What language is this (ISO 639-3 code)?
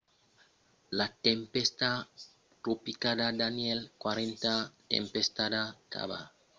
oci